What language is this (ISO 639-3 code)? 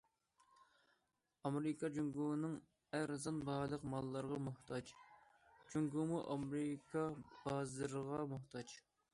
uig